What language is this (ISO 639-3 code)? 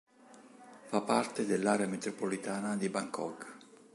ita